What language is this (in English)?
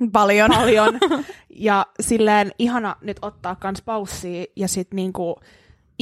Finnish